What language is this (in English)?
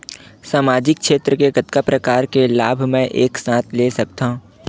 Chhattisgarhi